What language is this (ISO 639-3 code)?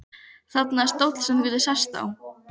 isl